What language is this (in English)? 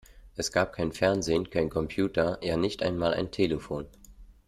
German